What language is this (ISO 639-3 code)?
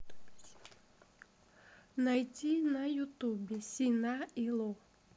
rus